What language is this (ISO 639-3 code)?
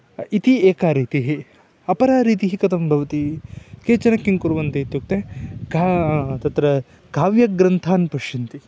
san